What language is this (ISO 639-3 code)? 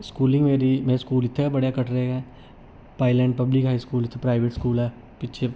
doi